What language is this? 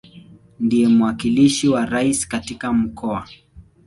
Swahili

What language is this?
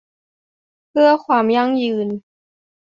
Thai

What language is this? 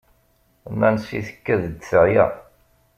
Kabyle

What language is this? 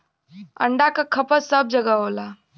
Bhojpuri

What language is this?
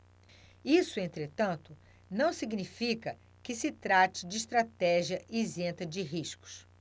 Portuguese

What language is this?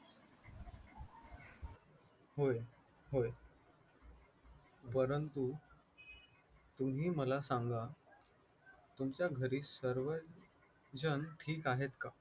Marathi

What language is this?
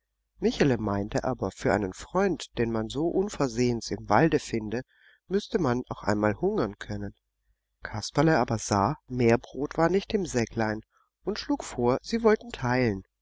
German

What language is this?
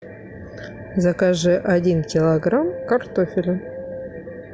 Russian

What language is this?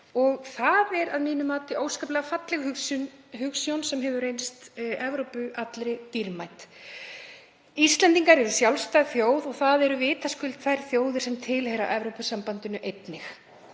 Icelandic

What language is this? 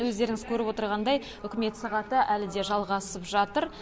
Kazakh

